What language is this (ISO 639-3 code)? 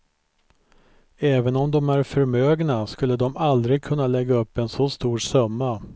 swe